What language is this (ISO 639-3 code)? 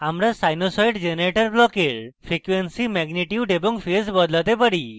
ben